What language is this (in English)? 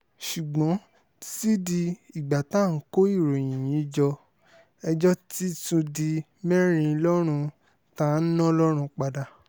Yoruba